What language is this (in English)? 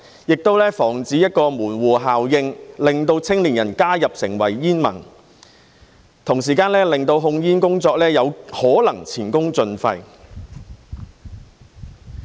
Cantonese